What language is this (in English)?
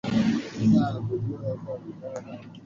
Swahili